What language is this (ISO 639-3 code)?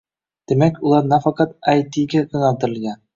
uzb